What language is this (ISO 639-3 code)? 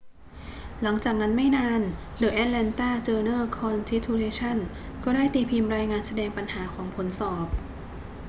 tha